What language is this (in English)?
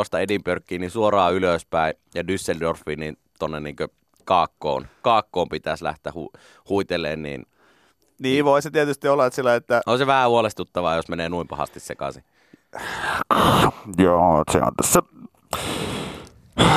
Finnish